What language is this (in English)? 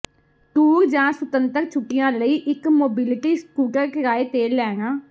Punjabi